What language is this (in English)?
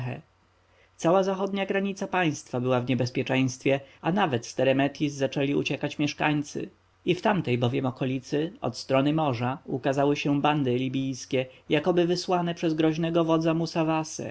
Polish